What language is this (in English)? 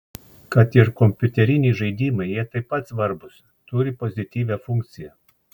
Lithuanian